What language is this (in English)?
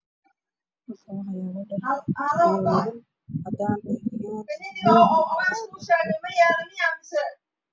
Somali